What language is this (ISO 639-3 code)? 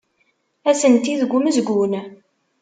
kab